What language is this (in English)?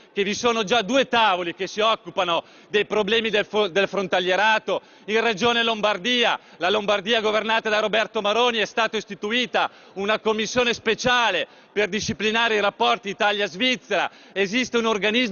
Italian